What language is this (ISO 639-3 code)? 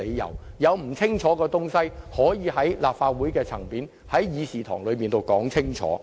yue